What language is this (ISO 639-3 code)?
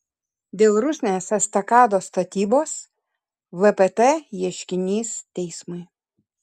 lit